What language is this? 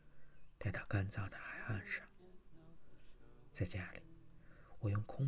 Chinese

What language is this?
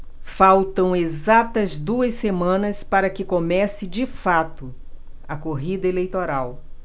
Portuguese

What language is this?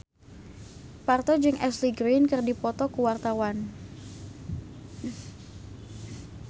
Sundanese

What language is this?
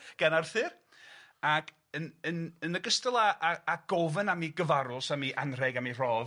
Welsh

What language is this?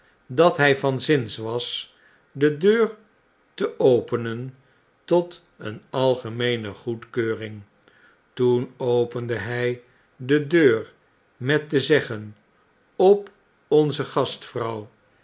Dutch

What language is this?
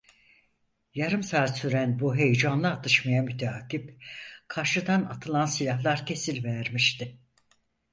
Turkish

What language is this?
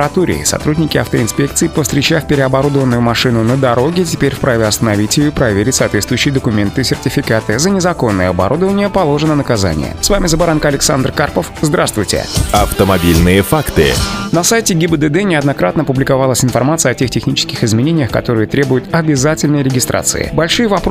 Russian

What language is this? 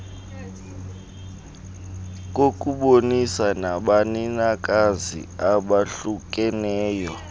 Xhosa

